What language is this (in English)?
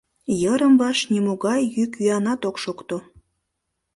Mari